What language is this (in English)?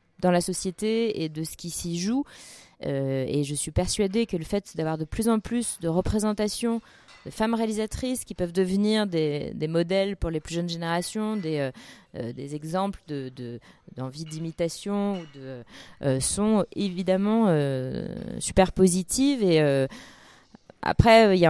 French